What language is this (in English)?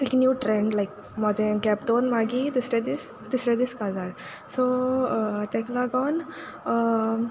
Konkani